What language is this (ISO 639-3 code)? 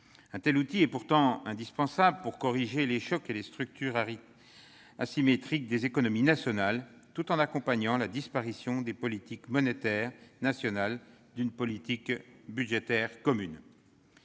fra